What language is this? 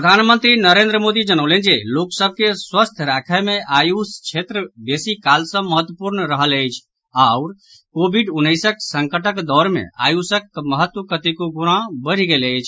Maithili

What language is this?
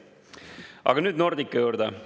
Estonian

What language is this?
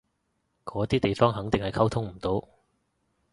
Cantonese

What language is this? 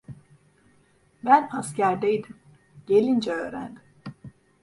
Turkish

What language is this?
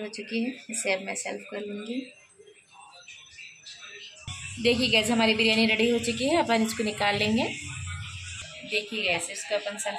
Hindi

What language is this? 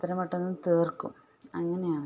Malayalam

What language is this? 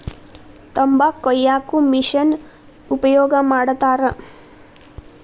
Kannada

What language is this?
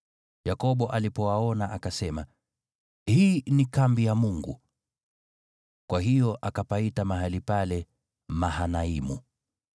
Swahili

